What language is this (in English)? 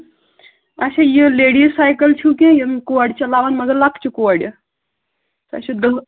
Kashmiri